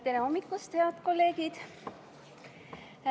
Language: Estonian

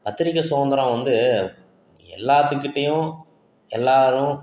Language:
Tamil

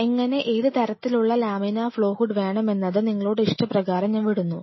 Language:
Malayalam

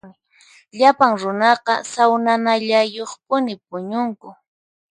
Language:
Puno Quechua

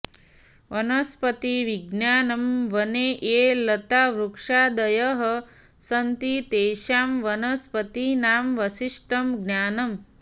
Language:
Sanskrit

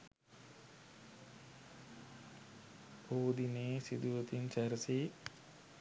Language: Sinhala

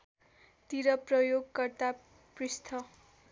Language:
Nepali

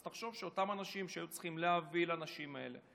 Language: Hebrew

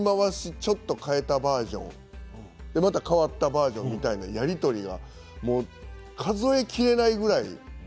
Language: Japanese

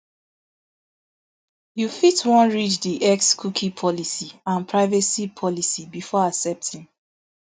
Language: Nigerian Pidgin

